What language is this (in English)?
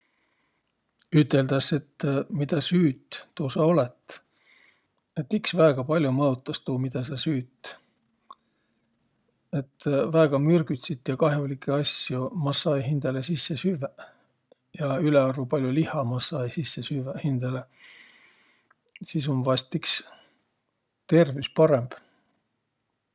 Võro